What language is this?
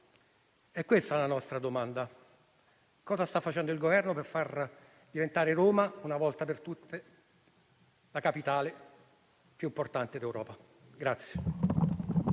Italian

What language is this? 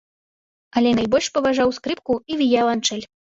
Belarusian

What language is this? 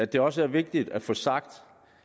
Danish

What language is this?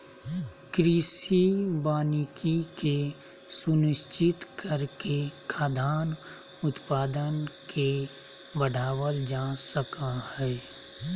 Magahi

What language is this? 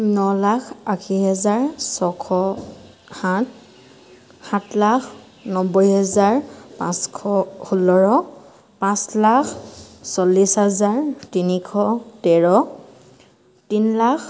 Assamese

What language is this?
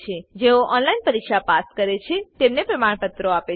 Gujarati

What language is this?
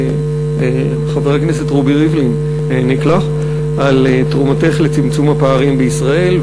Hebrew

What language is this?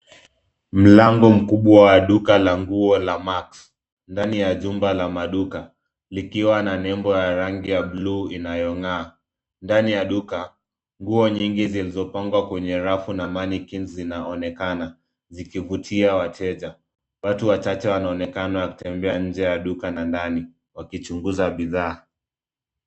Swahili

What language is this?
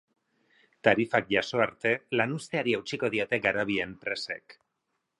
Basque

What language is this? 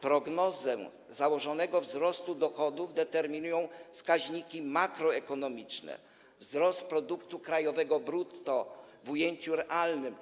Polish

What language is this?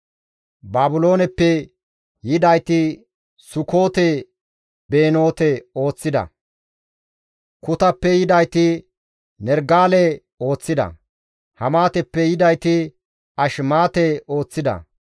Gamo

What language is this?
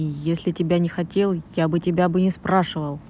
Russian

